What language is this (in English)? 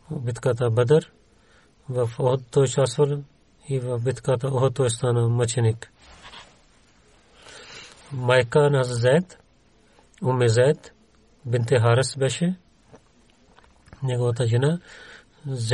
Bulgarian